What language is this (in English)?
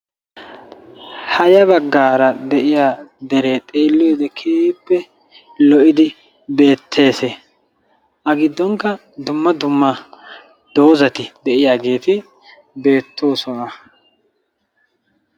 Wolaytta